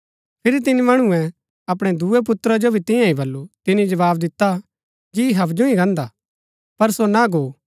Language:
Gaddi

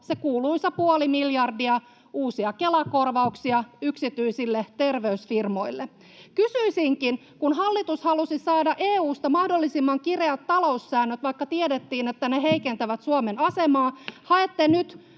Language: Finnish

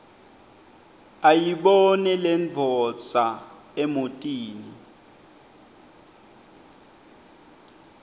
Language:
Swati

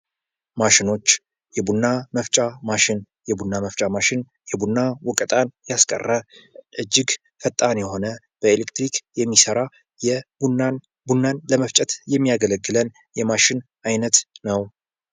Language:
Amharic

